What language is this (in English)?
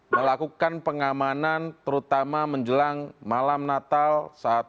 Indonesian